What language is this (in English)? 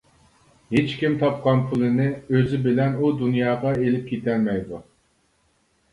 Uyghur